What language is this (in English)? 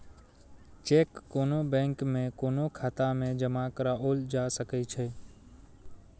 Maithili